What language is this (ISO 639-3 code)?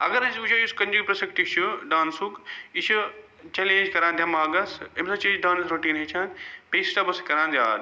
kas